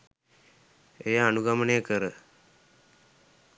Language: Sinhala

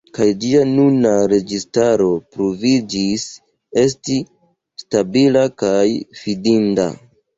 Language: Esperanto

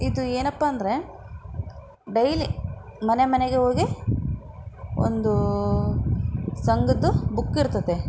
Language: Kannada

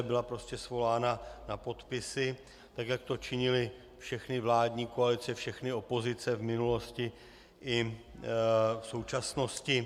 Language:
Czech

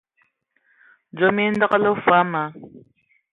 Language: Ewondo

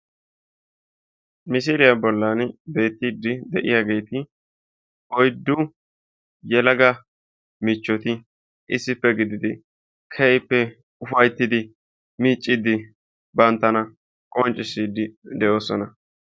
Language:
Wolaytta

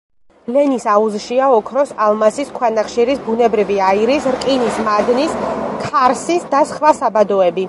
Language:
Georgian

